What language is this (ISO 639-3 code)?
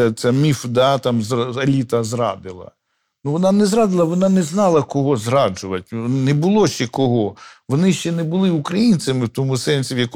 ukr